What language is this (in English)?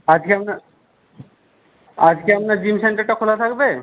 Bangla